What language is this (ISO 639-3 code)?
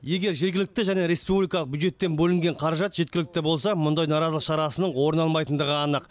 kaz